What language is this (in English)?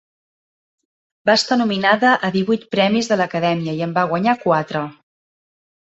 Catalan